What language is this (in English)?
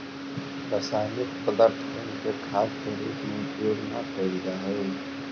Magahi